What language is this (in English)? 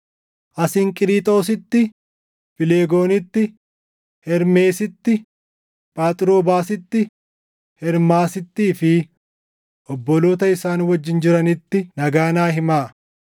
Oromo